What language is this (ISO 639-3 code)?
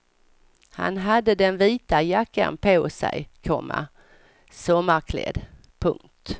swe